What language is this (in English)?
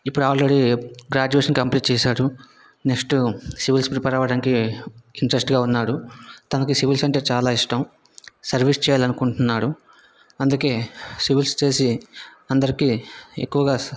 Telugu